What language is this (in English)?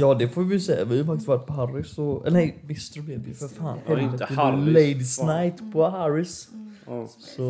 Swedish